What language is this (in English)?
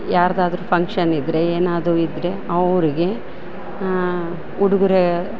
Kannada